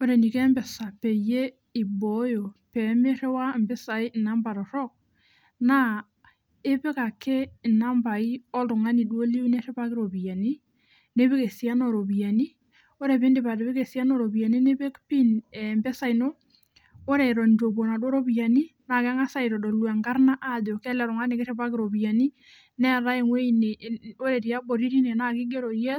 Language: Masai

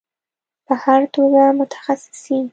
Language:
Pashto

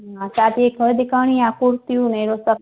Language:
Sindhi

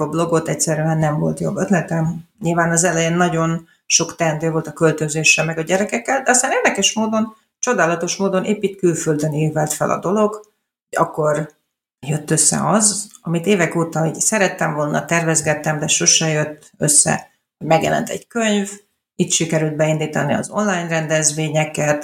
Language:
Hungarian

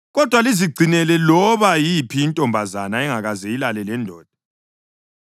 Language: North Ndebele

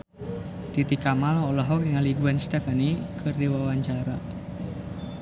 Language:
Sundanese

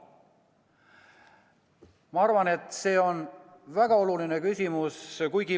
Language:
Estonian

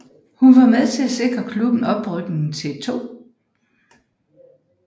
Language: Danish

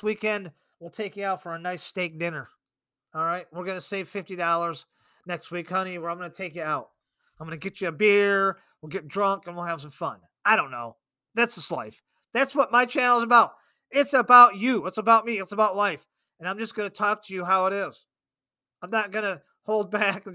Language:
English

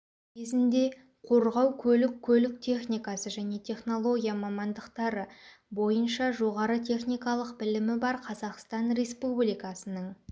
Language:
Kazakh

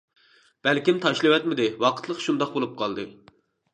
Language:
Uyghur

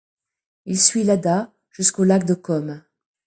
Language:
French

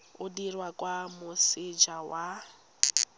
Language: Tswana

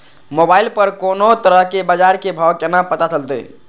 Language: Maithili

